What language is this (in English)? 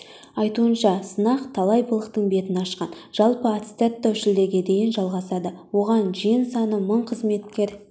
Kazakh